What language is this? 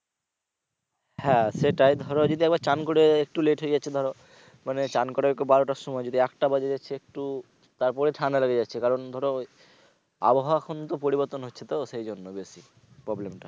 Bangla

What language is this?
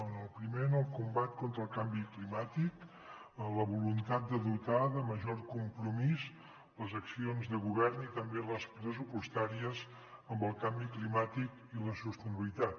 Catalan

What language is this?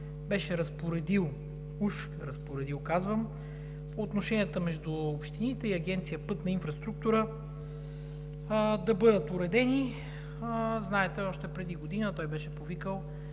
Bulgarian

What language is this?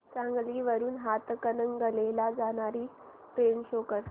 Marathi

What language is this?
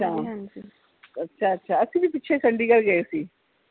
Punjabi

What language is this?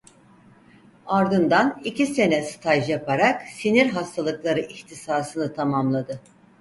Turkish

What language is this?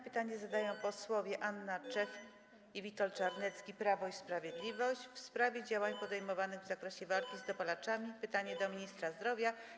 Polish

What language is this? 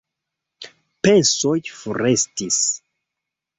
Esperanto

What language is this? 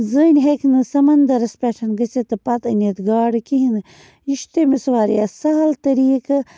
Kashmiri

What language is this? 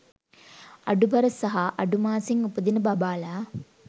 Sinhala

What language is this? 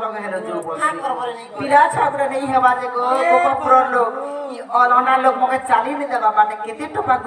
Thai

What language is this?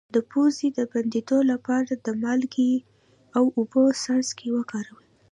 Pashto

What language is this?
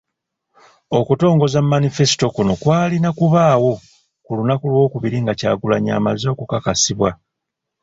Ganda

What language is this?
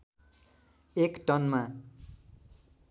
Nepali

